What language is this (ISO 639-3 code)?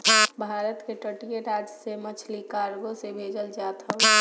bho